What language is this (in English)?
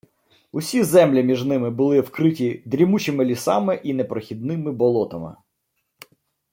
Ukrainian